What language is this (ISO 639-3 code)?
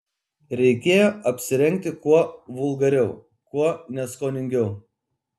lit